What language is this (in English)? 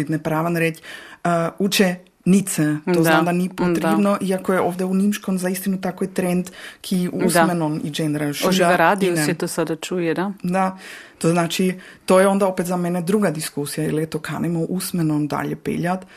Croatian